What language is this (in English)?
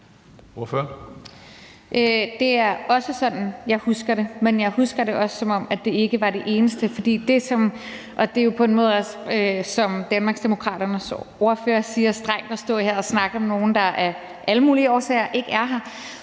Danish